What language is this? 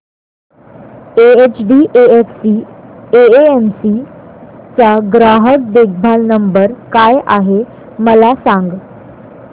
Marathi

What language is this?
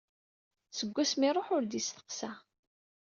Kabyle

